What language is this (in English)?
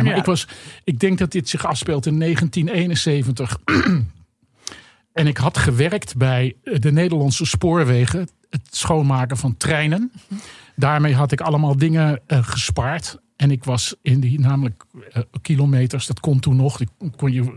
Dutch